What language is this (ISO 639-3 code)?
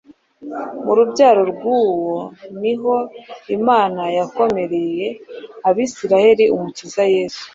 kin